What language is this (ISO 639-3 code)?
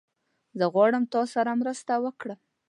pus